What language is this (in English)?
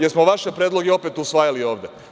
Serbian